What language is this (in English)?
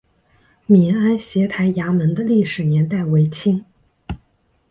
Chinese